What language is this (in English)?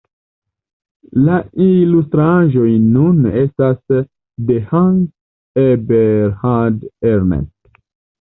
Esperanto